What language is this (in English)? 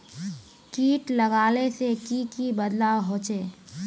Magahi